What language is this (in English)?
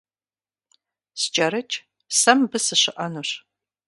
Kabardian